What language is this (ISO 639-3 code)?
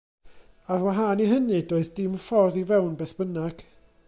cym